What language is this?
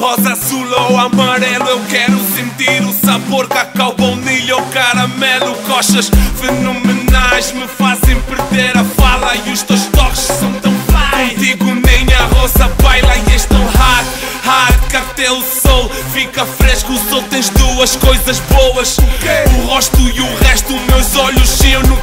Czech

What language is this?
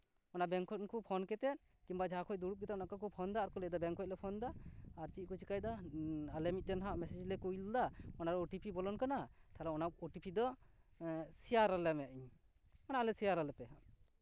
Santali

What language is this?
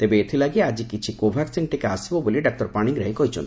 Odia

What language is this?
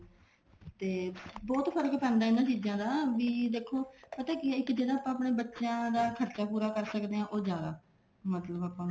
Punjabi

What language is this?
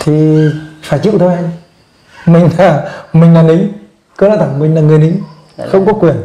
Vietnamese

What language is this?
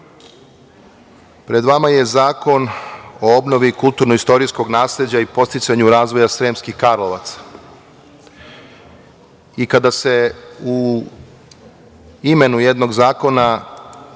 Serbian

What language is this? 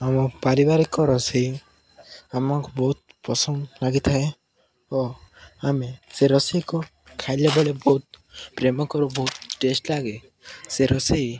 Odia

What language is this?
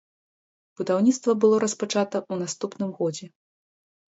Belarusian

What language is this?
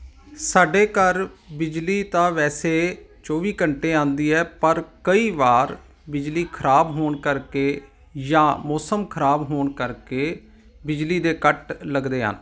Punjabi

